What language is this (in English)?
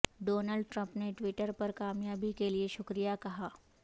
Urdu